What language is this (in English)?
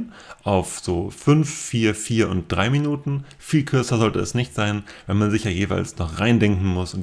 German